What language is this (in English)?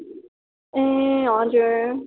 Nepali